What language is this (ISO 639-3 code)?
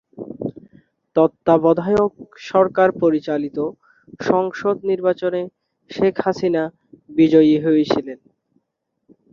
ben